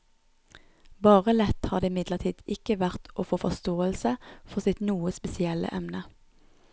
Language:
Norwegian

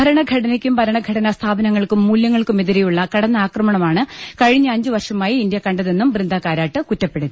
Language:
Malayalam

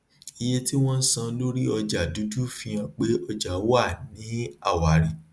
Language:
Yoruba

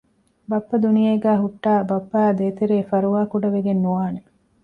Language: Divehi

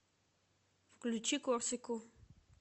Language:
Russian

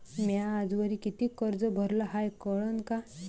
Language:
Marathi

